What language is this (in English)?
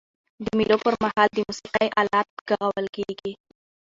Pashto